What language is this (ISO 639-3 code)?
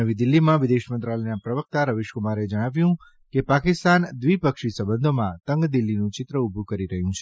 guj